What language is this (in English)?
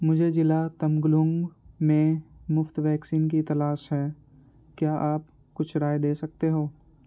Urdu